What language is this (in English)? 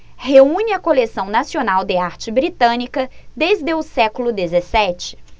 Portuguese